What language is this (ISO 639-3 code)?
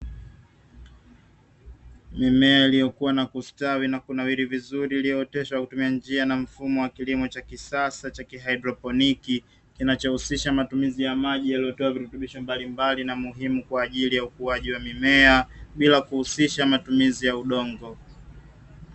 swa